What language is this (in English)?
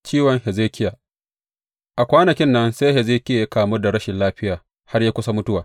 Hausa